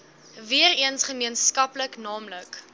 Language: Afrikaans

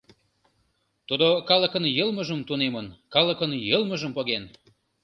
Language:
Mari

